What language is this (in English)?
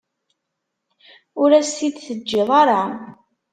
Kabyle